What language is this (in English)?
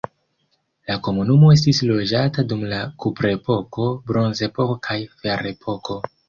Esperanto